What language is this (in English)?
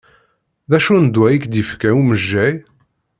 Kabyle